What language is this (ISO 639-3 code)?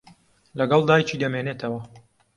ckb